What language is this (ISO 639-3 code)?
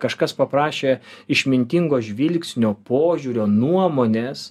lit